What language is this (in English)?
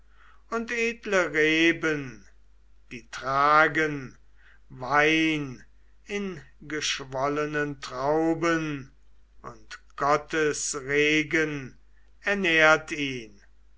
German